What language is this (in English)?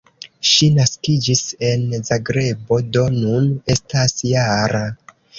Esperanto